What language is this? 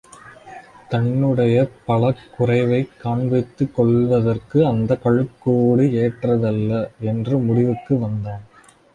Tamil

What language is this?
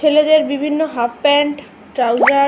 Bangla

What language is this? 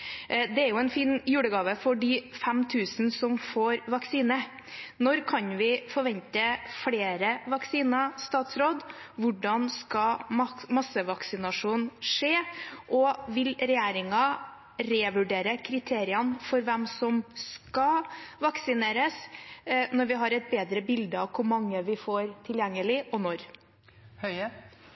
Norwegian Bokmål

